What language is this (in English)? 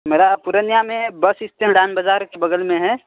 Urdu